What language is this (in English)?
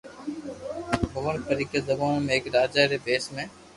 Loarki